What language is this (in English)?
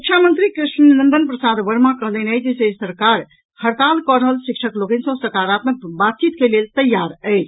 Maithili